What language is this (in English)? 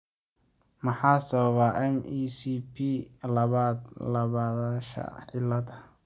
Somali